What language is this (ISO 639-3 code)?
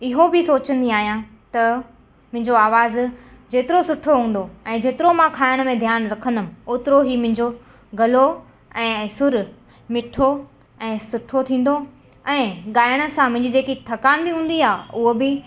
snd